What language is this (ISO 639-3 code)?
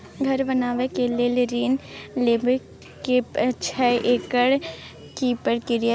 mai